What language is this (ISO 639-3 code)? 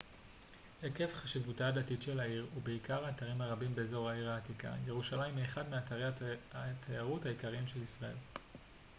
heb